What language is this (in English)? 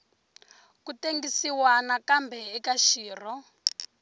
Tsonga